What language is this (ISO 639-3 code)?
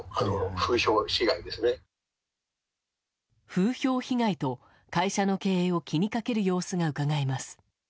jpn